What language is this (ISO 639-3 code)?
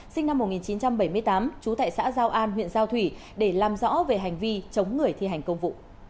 vie